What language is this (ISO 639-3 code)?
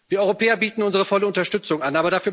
deu